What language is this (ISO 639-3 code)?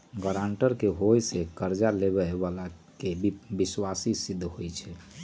mag